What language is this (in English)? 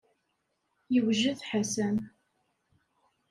Kabyle